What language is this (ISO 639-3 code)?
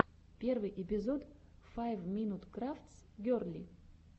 rus